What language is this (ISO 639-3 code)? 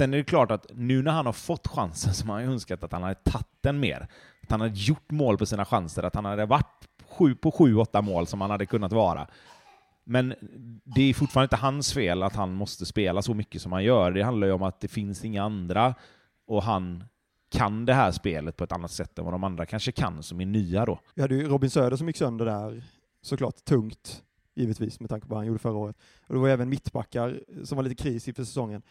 swe